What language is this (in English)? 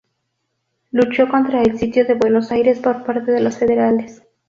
Spanish